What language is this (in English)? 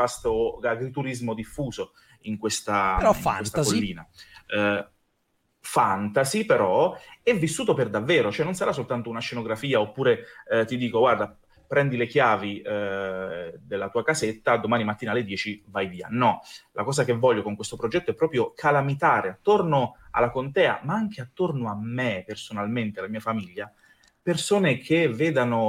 Italian